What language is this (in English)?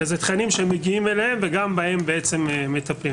Hebrew